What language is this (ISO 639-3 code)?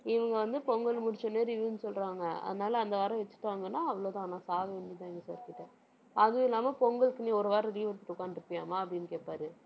tam